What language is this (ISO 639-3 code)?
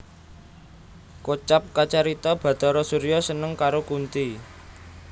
jav